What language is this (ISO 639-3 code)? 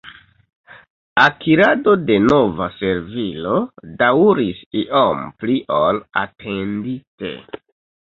epo